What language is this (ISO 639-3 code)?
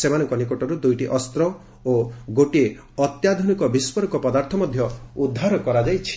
ori